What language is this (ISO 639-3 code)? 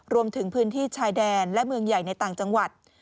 tha